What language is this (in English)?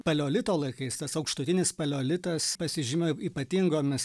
Lithuanian